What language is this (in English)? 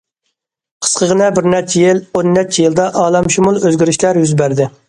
Uyghur